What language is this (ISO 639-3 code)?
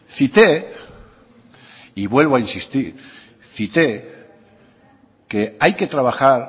spa